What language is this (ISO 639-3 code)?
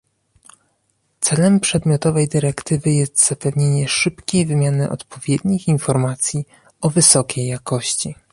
pol